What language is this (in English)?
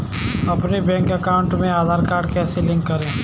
Hindi